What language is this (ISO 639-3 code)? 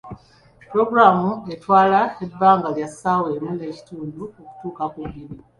lug